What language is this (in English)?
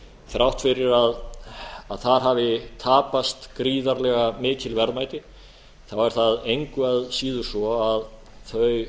Icelandic